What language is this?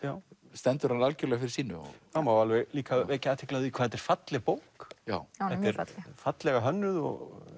Icelandic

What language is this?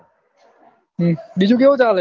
Gujarati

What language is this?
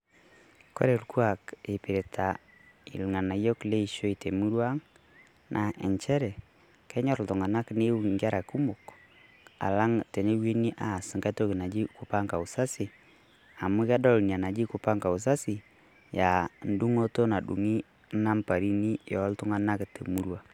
Masai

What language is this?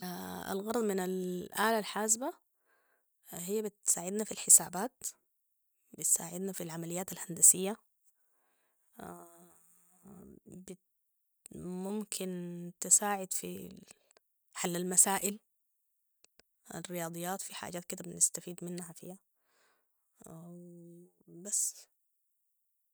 Sudanese Arabic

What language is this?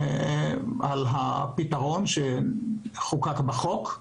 Hebrew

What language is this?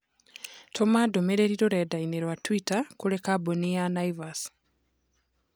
Kikuyu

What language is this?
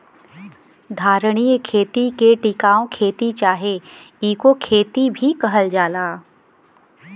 Bhojpuri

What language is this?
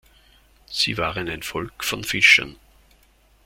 German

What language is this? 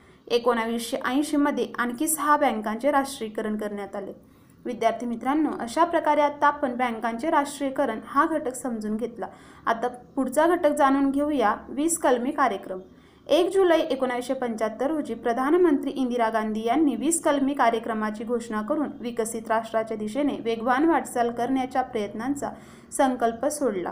Marathi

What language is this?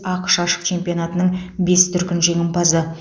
Kazakh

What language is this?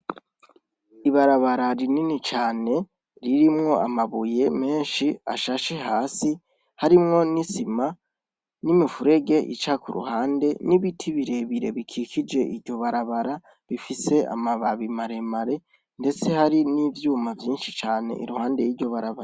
Rundi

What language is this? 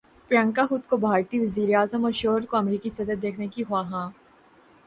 Urdu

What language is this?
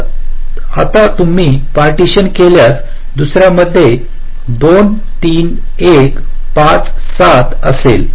Marathi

